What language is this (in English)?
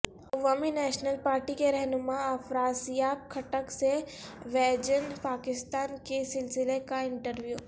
Urdu